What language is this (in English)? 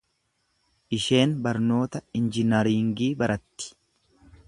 Oromo